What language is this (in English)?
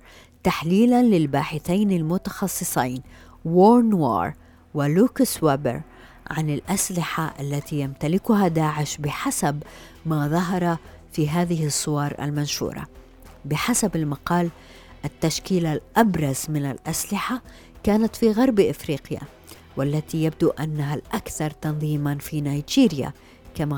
Arabic